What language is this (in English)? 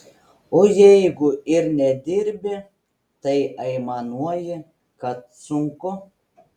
Lithuanian